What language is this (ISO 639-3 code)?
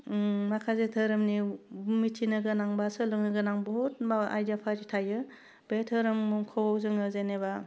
brx